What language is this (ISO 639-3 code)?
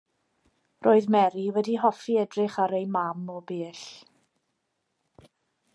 cym